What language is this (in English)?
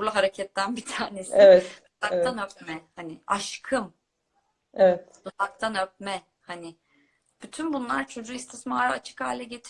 Turkish